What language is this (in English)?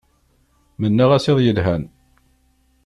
Kabyle